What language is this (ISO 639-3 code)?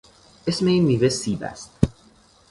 fas